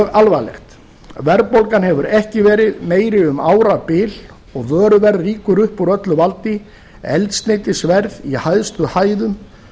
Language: Icelandic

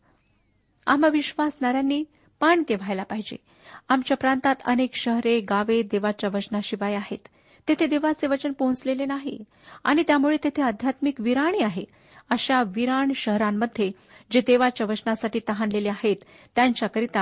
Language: Marathi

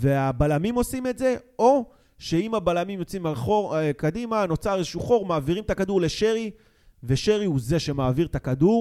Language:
Hebrew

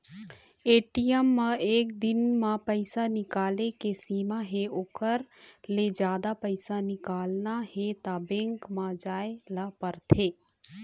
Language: Chhattisgarhi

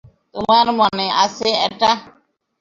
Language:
Bangla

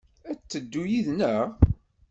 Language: Kabyle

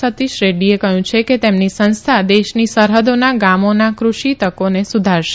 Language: Gujarati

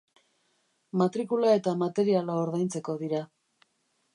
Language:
Basque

